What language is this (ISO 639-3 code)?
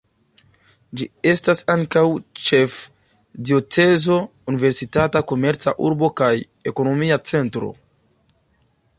epo